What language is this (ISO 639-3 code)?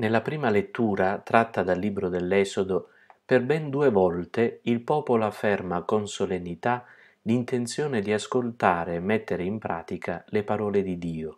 ita